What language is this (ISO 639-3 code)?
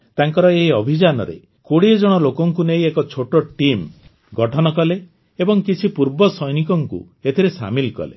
ori